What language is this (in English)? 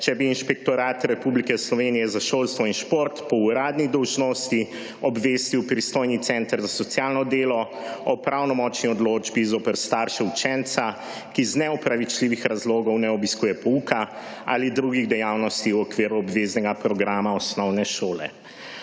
Slovenian